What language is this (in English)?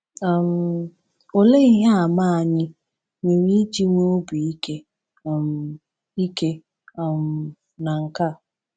Igbo